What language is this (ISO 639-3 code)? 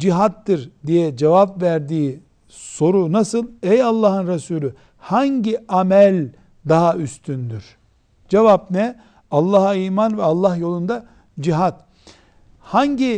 tur